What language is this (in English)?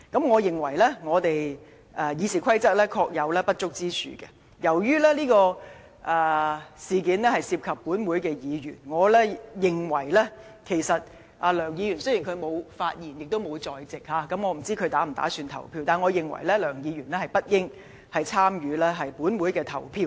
Cantonese